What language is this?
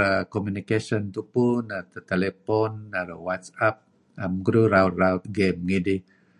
Kelabit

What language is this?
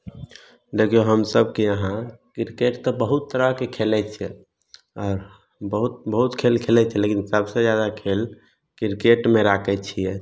Maithili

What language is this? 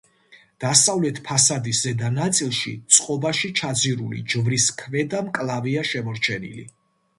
Georgian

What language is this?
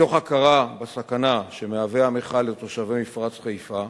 Hebrew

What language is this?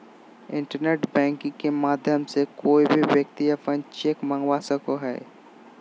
Magahi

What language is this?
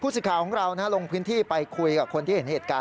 Thai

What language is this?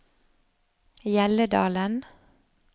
Norwegian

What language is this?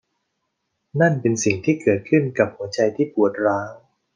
Thai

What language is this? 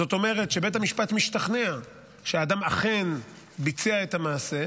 Hebrew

